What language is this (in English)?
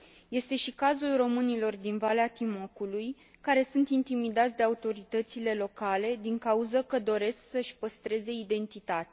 Romanian